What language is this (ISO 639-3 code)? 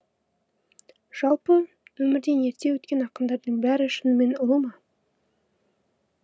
kaz